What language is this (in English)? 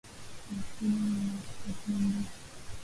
Swahili